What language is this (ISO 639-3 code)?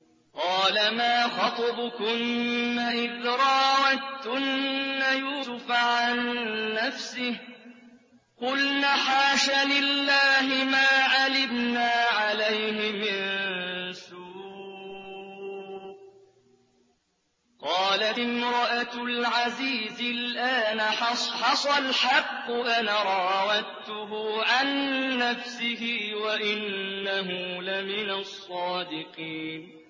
ara